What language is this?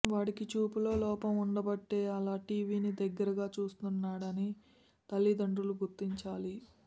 Telugu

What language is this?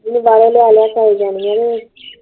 Punjabi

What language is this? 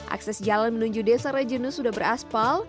Indonesian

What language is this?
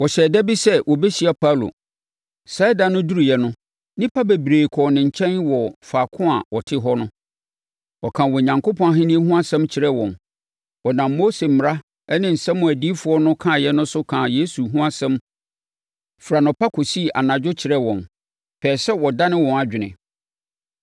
Akan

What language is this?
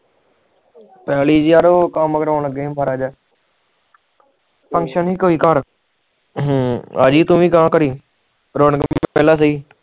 Punjabi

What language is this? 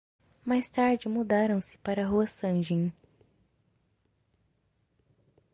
Portuguese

